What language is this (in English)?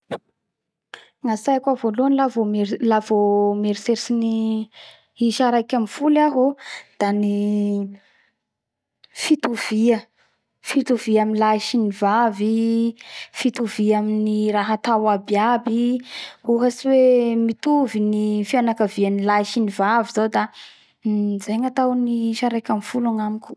Bara Malagasy